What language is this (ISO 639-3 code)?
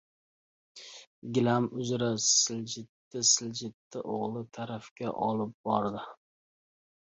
uzb